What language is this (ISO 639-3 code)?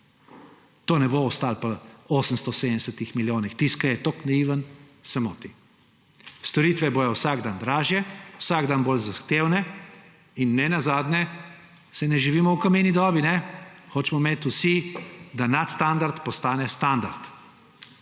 slv